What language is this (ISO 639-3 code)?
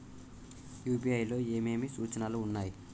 tel